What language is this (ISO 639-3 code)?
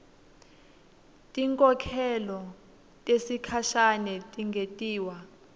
ssw